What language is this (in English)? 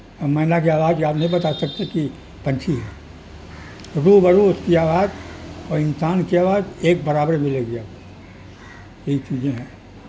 Urdu